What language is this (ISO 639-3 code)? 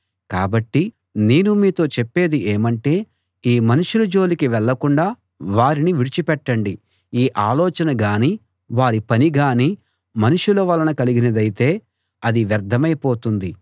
tel